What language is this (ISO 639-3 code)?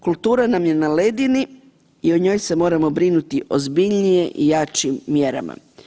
hrv